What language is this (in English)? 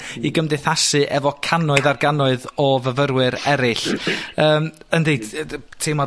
Welsh